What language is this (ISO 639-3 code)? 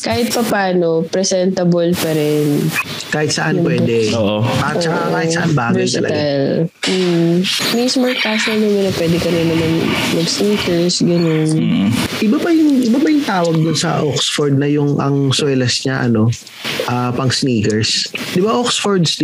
fil